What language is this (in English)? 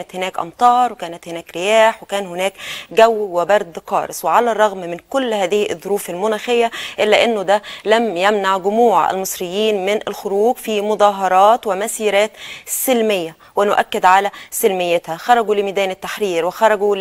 Arabic